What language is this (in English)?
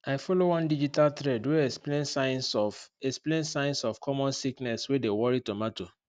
Nigerian Pidgin